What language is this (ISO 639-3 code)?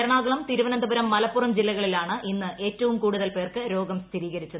mal